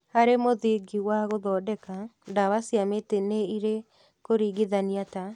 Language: Kikuyu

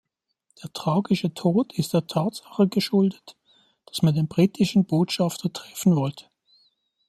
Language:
German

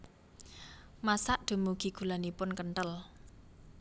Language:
Javanese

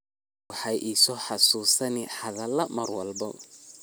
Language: Somali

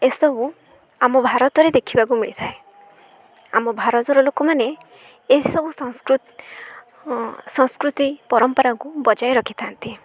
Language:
Odia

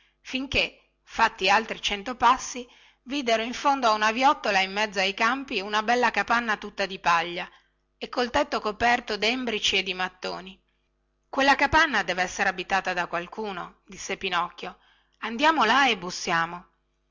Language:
Italian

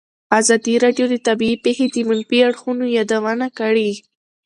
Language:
Pashto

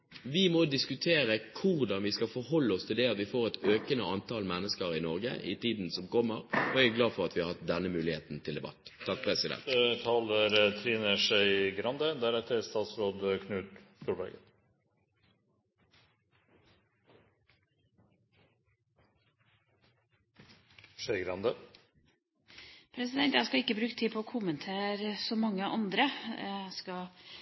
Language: Norwegian Bokmål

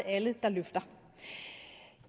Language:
Danish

